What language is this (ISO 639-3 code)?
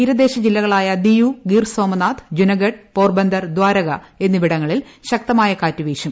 mal